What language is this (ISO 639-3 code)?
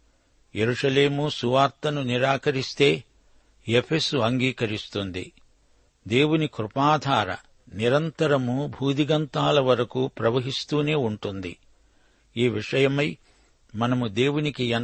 tel